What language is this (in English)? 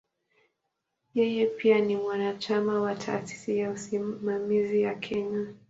Swahili